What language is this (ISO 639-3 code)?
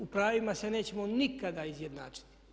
hrv